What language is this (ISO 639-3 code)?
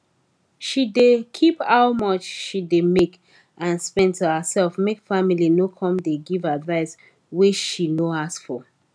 pcm